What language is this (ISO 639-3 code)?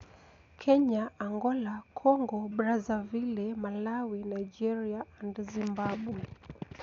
luo